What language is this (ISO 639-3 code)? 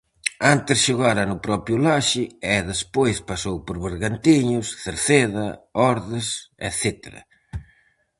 glg